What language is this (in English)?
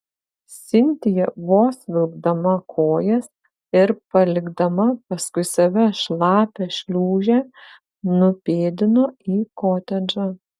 Lithuanian